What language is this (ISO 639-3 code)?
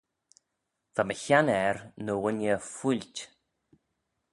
glv